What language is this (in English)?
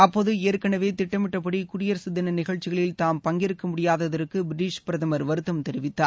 Tamil